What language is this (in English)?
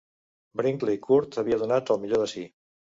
Catalan